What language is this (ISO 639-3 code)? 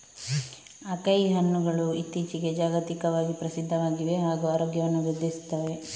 kan